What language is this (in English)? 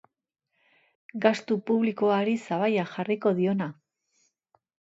Basque